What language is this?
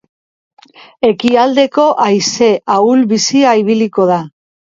Basque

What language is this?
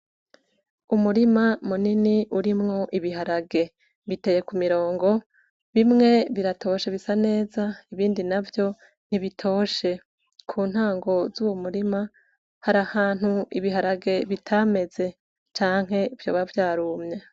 Rundi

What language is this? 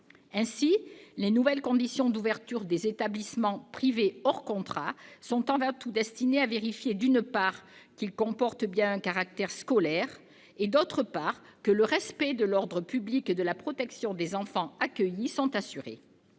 French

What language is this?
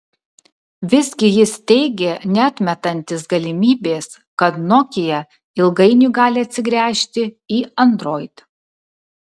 Lithuanian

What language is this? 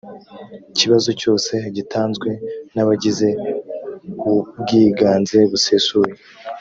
Kinyarwanda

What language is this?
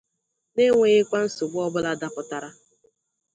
Igbo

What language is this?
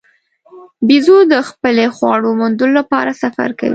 Pashto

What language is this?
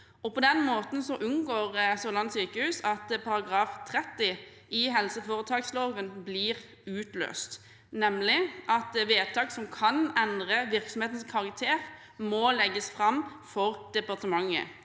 Norwegian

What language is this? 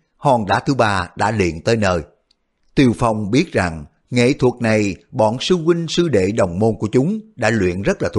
Vietnamese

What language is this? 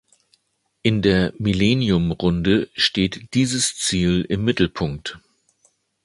German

